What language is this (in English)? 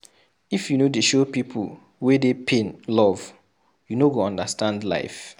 Nigerian Pidgin